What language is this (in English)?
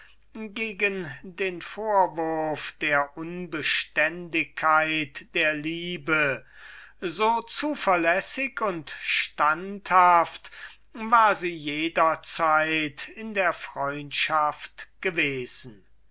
German